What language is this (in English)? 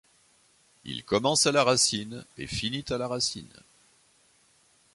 French